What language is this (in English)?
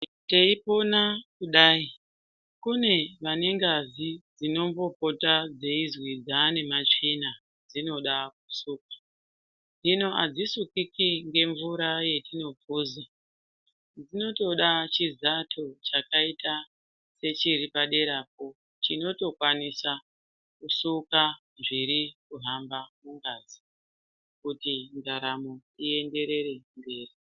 Ndau